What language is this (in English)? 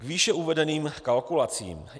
Czech